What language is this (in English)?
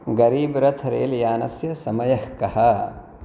Sanskrit